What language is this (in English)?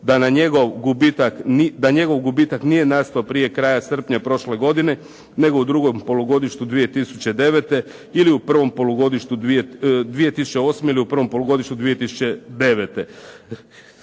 Croatian